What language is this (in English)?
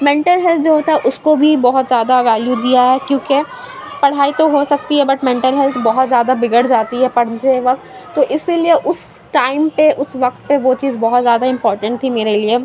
Urdu